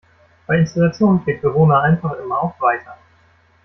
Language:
German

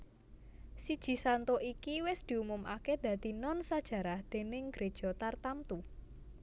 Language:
Javanese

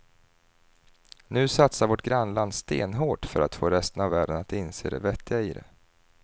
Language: Swedish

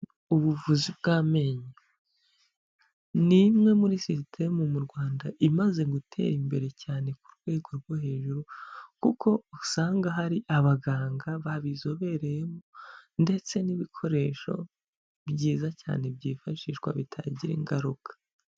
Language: Kinyarwanda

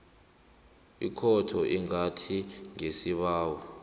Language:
South Ndebele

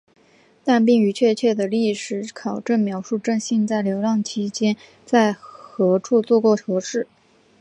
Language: Chinese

